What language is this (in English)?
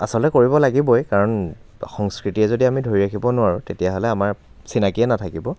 Assamese